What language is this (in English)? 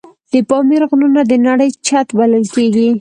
Pashto